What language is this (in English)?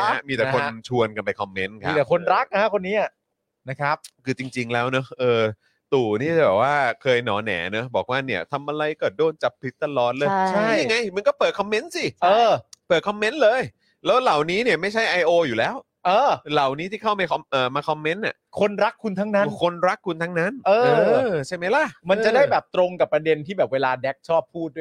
Thai